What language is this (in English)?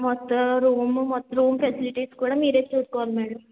Telugu